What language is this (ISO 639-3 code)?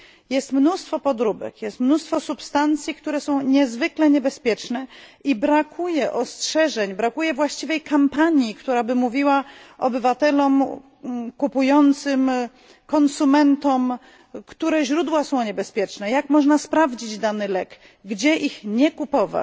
pol